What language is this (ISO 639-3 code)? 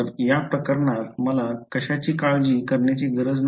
mar